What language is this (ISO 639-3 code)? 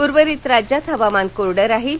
mar